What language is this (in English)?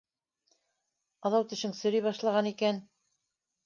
Bashkir